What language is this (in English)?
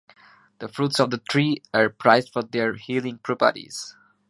English